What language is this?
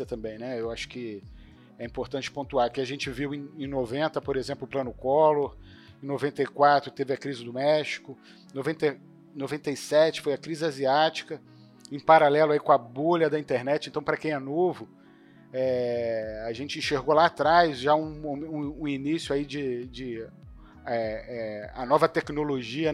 Portuguese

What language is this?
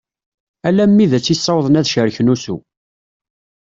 Kabyle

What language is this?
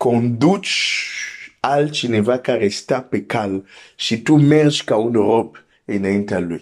Romanian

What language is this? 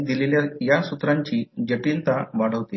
Marathi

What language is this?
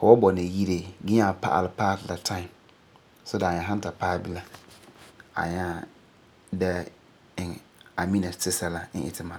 Frafra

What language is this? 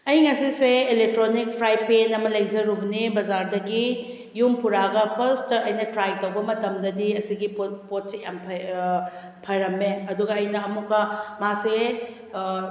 Manipuri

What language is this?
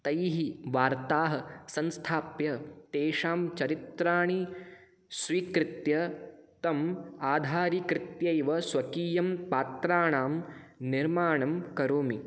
Sanskrit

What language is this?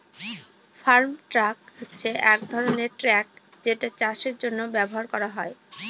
Bangla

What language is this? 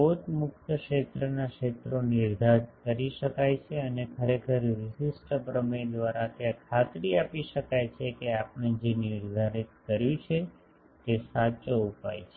Gujarati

